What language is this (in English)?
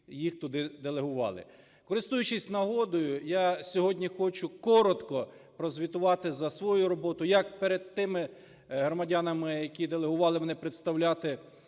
Ukrainian